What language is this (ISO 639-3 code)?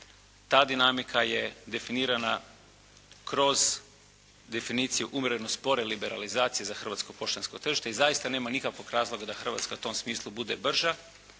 hrv